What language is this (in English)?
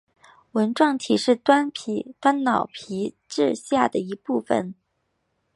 Chinese